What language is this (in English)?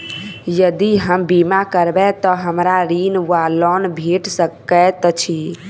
Maithili